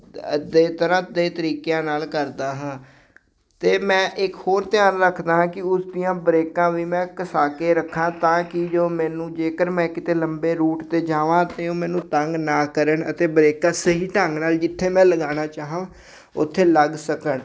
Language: Punjabi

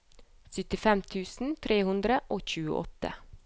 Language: Norwegian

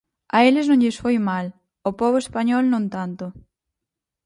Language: Galician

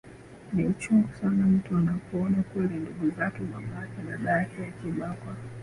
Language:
Swahili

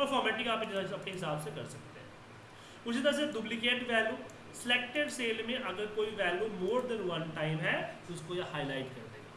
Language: Hindi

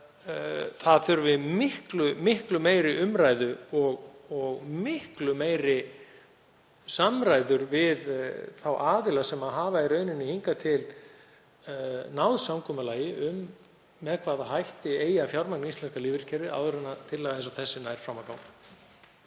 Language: Icelandic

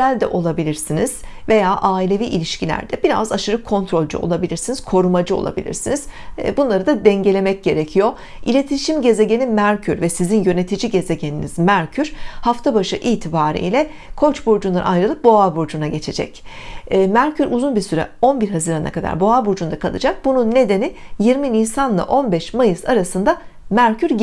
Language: Turkish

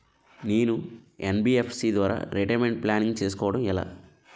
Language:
Telugu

